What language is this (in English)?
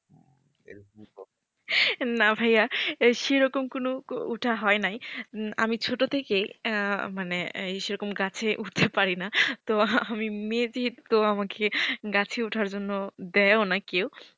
Bangla